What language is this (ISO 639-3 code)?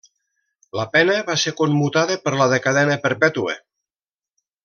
cat